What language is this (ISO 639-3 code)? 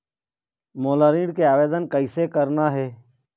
hne